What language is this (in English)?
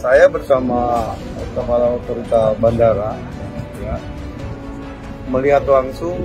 Indonesian